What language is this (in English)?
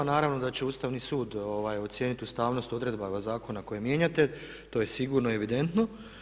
Croatian